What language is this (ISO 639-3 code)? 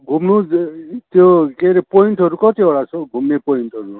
nep